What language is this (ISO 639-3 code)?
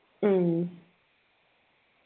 mal